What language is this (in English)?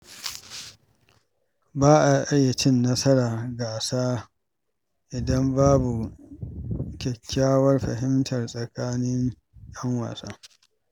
Hausa